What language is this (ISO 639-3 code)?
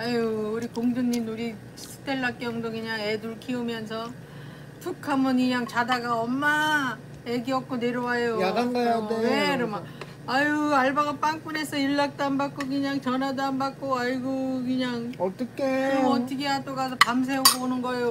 kor